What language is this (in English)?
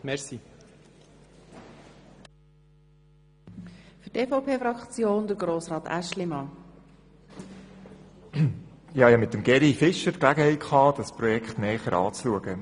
Swiss German